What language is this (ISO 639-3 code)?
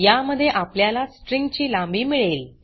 mar